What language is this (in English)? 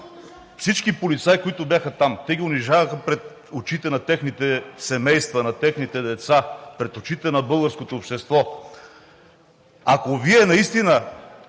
Bulgarian